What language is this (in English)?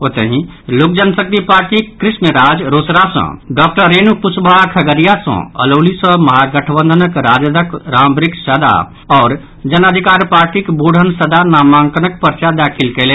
Maithili